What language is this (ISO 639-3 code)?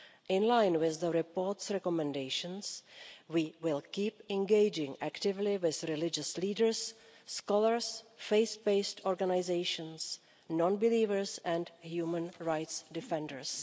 eng